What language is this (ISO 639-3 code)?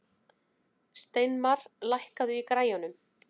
isl